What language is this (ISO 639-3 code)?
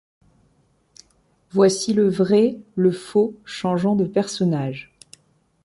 fra